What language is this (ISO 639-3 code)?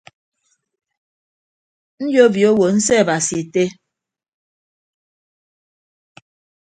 ibb